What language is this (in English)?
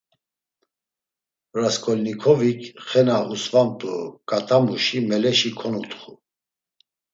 Laz